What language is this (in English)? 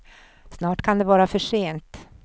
Swedish